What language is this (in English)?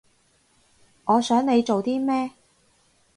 Cantonese